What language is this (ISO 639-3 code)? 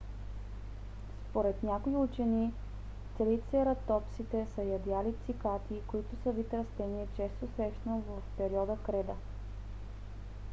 bul